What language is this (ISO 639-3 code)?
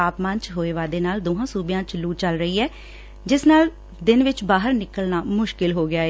pan